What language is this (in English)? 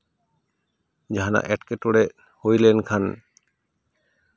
Santali